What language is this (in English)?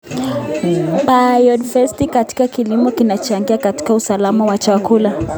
Kalenjin